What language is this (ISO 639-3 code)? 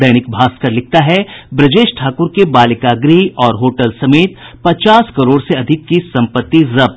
hin